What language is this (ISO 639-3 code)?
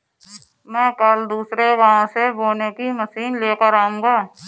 hin